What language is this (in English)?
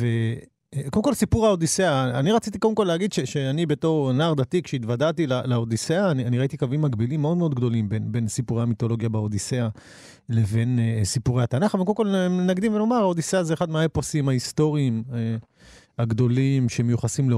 Hebrew